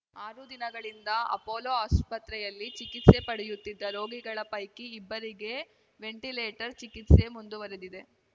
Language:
Kannada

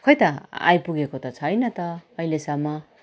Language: Nepali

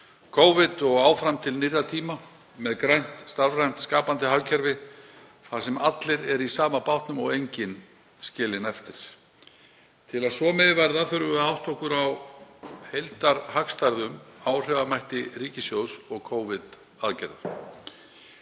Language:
Icelandic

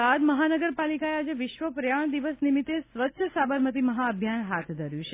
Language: Gujarati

